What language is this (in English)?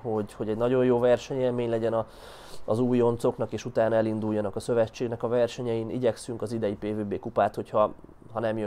Hungarian